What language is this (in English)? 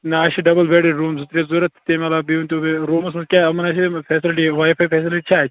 Kashmiri